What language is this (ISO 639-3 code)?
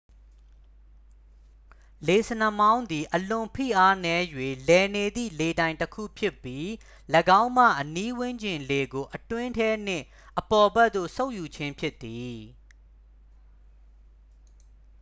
mya